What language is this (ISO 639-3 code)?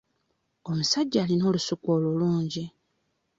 lug